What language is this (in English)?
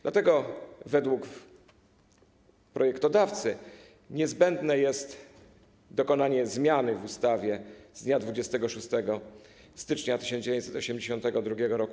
Polish